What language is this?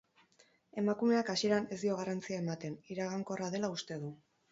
Basque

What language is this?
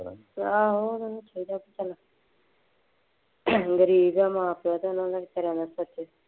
Punjabi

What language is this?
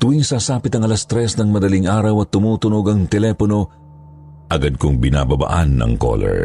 Filipino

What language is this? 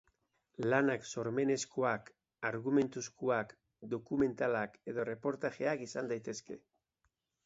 Basque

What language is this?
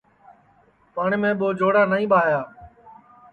Sansi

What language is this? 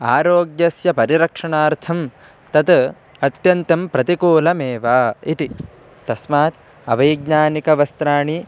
Sanskrit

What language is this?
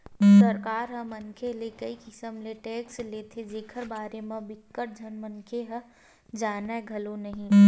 Chhattisgarhi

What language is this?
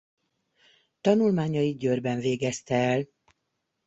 Hungarian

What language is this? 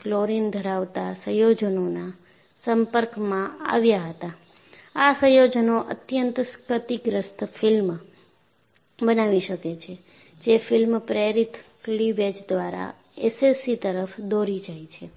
Gujarati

